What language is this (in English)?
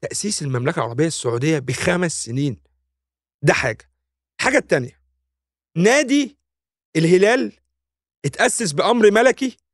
Arabic